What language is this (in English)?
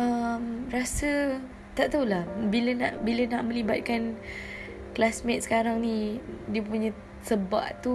Malay